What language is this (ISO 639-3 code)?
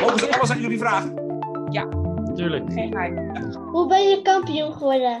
nld